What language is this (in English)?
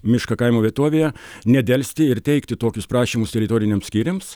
Lithuanian